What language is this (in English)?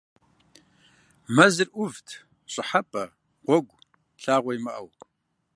Kabardian